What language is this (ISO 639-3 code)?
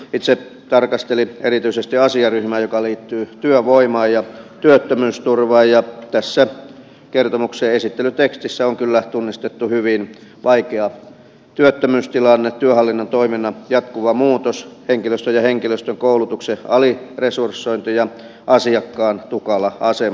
fin